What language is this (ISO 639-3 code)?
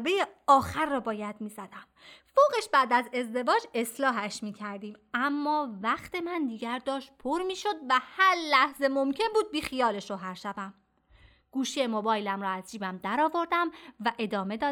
fas